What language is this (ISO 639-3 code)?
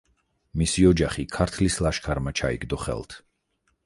kat